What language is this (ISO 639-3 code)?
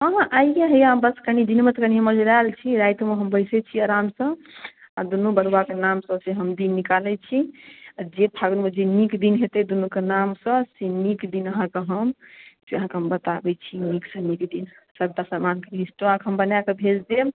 mai